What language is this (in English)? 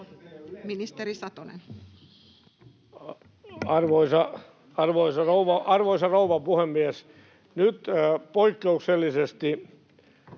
Finnish